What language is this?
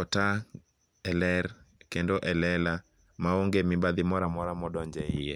Luo (Kenya and Tanzania)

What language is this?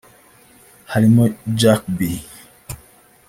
Kinyarwanda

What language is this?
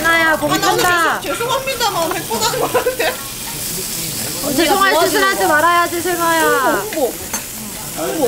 Korean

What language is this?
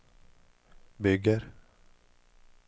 Swedish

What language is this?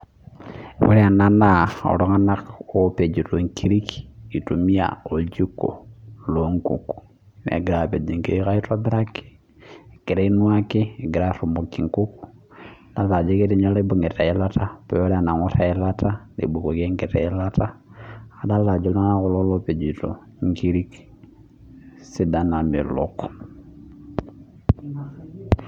Masai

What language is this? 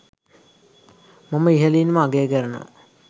Sinhala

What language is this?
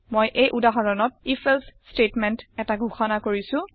Assamese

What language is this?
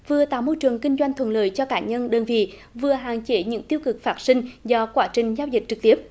Vietnamese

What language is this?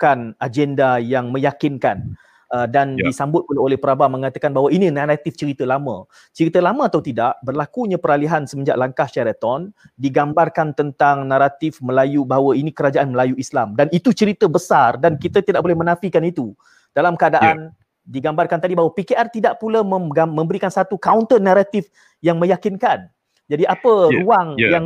Malay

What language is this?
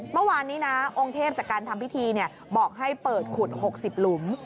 Thai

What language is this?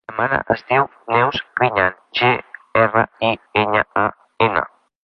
Catalan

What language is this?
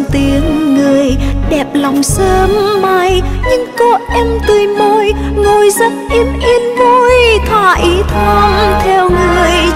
Vietnamese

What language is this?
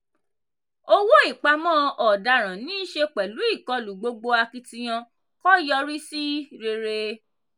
Yoruba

